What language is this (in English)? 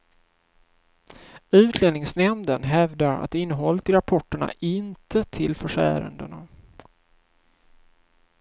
Swedish